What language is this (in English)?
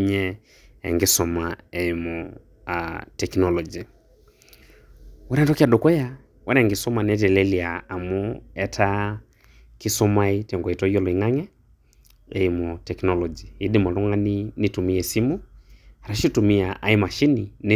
Masai